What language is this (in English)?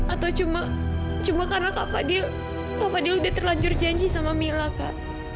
Indonesian